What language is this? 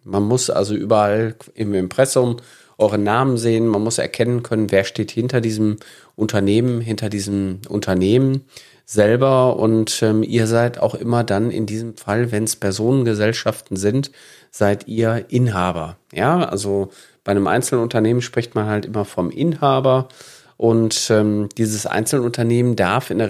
German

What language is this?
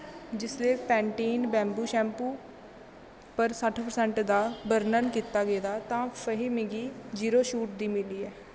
Dogri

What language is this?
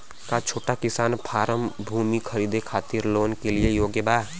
Bhojpuri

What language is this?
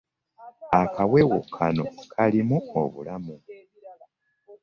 Ganda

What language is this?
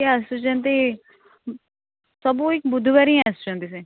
Odia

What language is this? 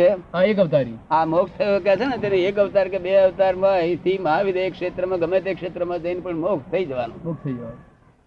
Gujarati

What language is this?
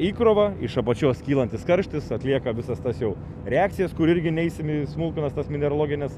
Lithuanian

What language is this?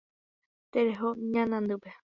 Guarani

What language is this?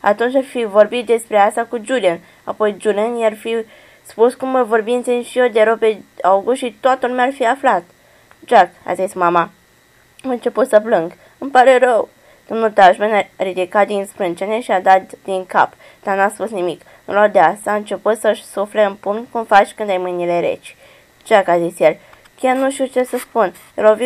Romanian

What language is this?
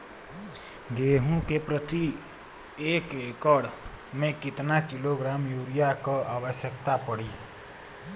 Bhojpuri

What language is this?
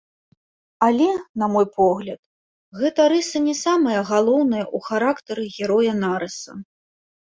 Belarusian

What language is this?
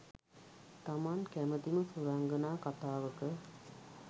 Sinhala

